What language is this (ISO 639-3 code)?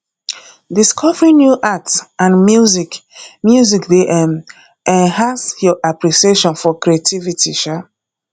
pcm